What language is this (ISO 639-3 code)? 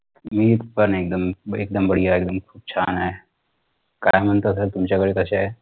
mar